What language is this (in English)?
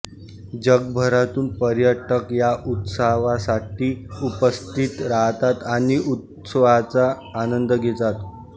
Marathi